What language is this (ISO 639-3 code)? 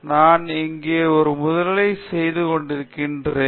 tam